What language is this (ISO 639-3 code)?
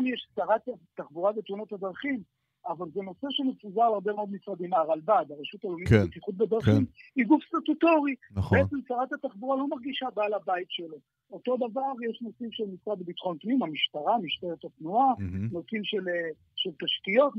heb